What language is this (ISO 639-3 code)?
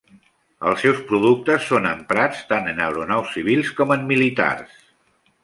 cat